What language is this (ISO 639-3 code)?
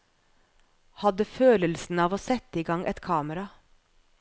nor